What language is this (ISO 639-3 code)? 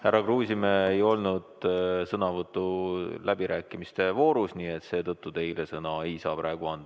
est